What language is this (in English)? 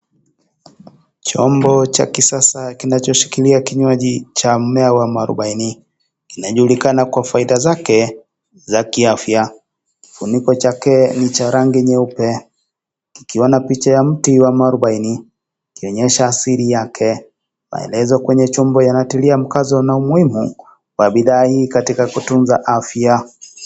Swahili